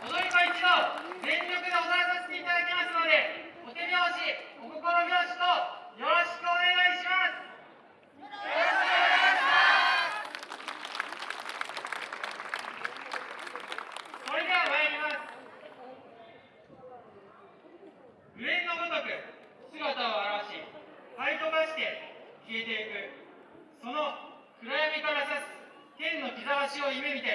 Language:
Japanese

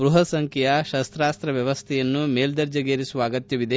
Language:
Kannada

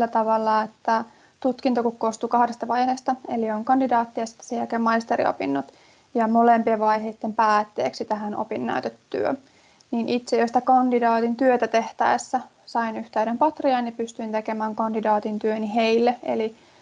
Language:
Finnish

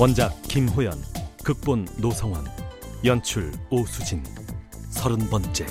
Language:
Korean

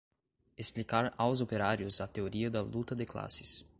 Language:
Portuguese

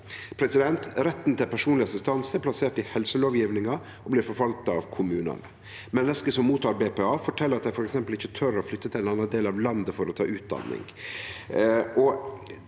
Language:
Norwegian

